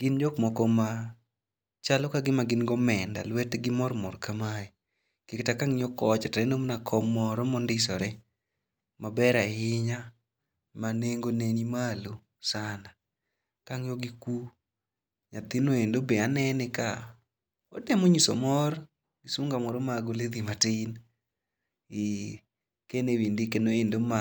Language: Luo (Kenya and Tanzania)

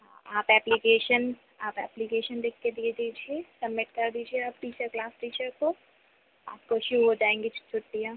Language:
Hindi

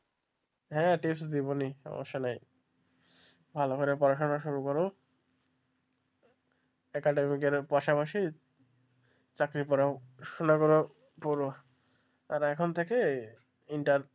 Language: Bangla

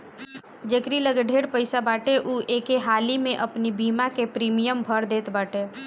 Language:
Bhojpuri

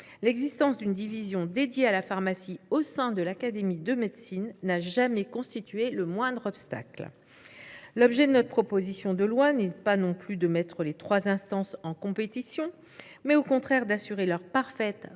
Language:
French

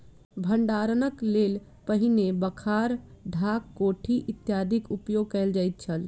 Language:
Maithili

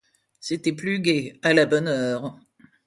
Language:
French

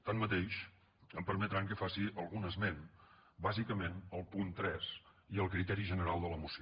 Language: Catalan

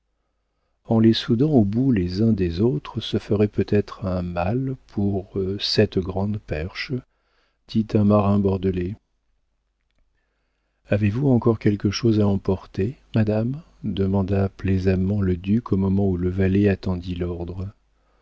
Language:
French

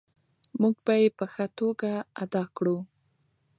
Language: Pashto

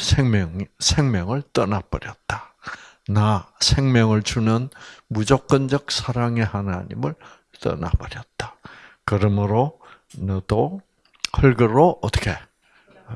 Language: Korean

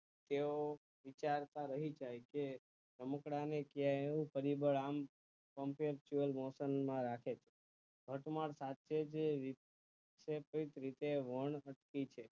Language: Gujarati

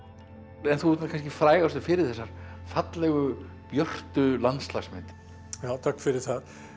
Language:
Icelandic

